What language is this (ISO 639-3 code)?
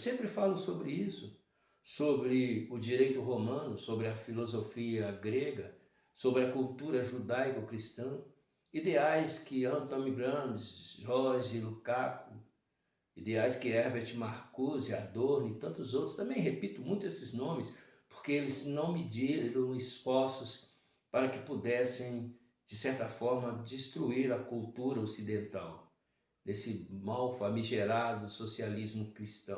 por